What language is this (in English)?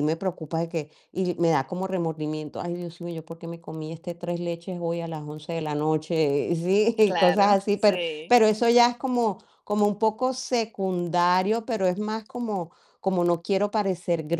Spanish